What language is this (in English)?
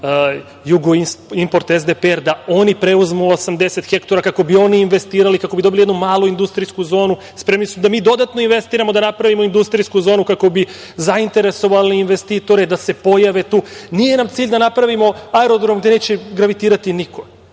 Serbian